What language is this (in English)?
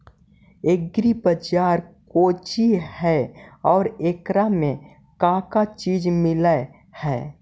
Magahi